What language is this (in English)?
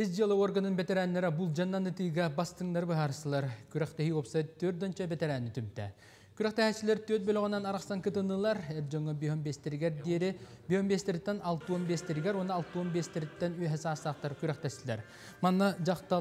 Turkish